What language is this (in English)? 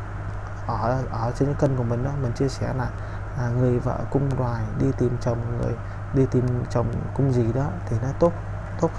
Vietnamese